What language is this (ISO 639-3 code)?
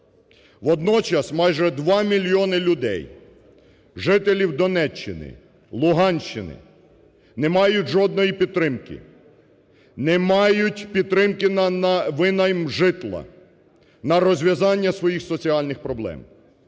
ukr